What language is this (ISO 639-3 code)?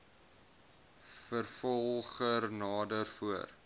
afr